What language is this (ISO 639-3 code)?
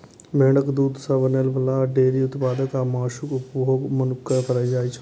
mai